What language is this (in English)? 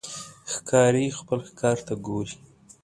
Pashto